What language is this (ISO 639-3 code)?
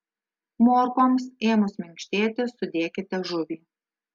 lit